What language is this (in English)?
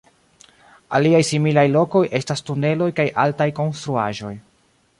Esperanto